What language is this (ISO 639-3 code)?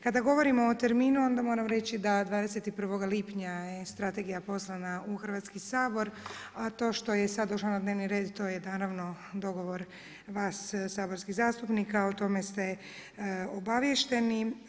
hrv